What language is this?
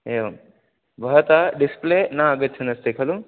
Sanskrit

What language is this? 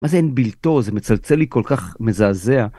Hebrew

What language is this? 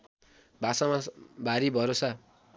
Nepali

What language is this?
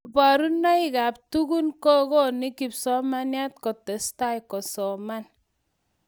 Kalenjin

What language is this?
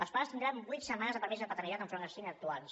Catalan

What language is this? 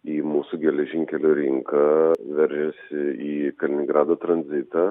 Lithuanian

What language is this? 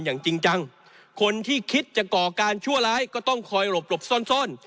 Thai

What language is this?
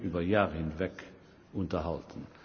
German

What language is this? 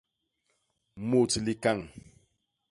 Basaa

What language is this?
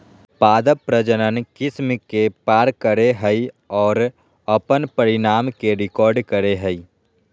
Magahi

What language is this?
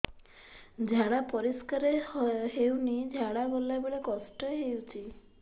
Odia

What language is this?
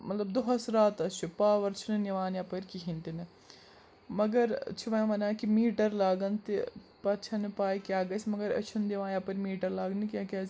Kashmiri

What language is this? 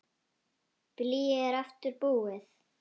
Icelandic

